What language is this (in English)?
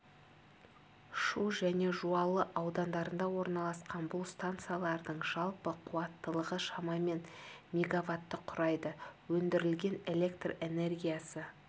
Kazakh